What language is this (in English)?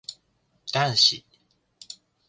Japanese